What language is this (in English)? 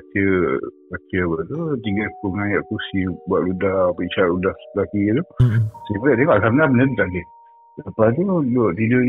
Malay